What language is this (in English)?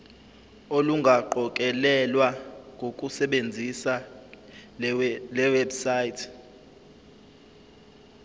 Zulu